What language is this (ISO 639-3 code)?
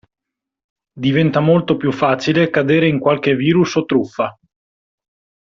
ita